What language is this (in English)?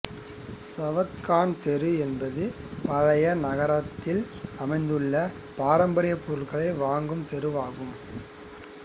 Tamil